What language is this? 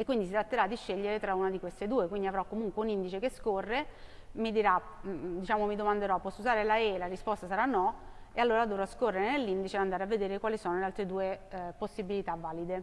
Italian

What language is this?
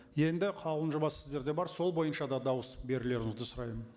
Kazakh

